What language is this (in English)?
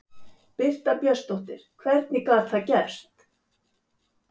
Icelandic